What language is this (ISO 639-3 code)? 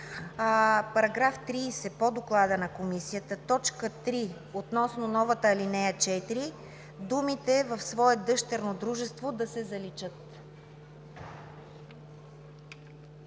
bul